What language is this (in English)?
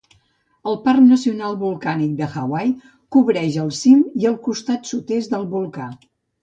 Catalan